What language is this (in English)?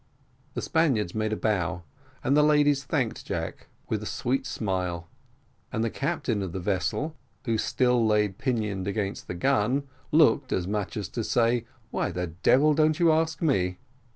English